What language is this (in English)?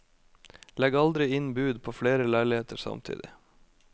Norwegian